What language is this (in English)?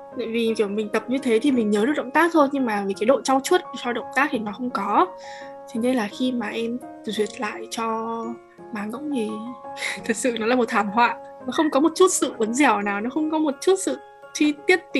Vietnamese